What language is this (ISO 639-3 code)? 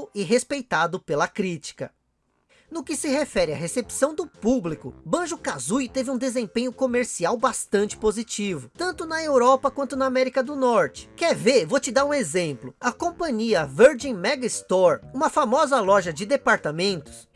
por